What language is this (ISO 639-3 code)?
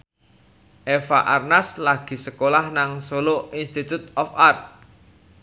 jav